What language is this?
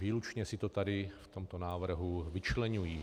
Czech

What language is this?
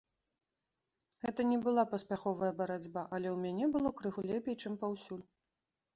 Belarusian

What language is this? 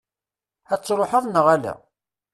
Kabyle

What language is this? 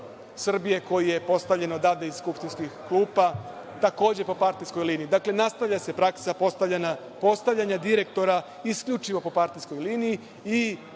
Serbian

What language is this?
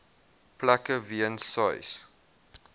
Afrikaans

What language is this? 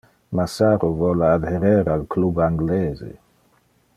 Interlingua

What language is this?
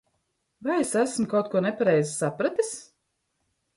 Latvian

